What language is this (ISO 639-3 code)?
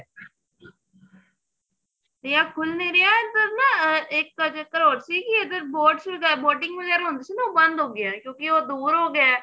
pan